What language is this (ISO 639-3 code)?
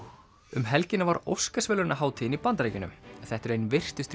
isl